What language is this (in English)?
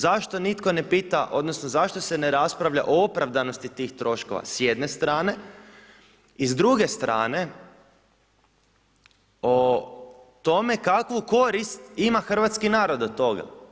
Croatian